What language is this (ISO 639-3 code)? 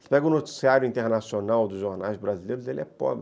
por